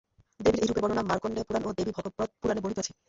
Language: Bangla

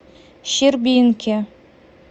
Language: Russian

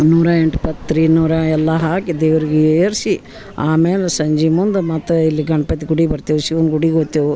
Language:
Kannada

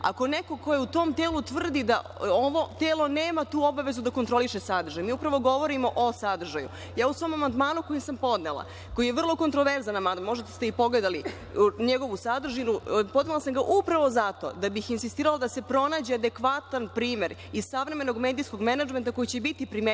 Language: Serbian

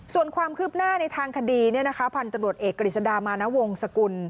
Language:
Thai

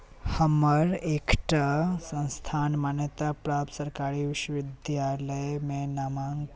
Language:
Maithili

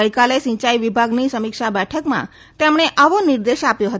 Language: Gujarati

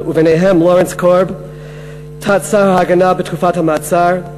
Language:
Hebrew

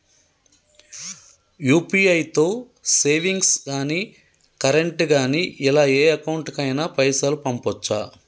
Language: Telugu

